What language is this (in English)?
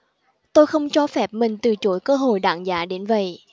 Vietnamese